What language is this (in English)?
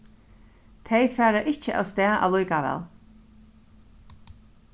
Faroese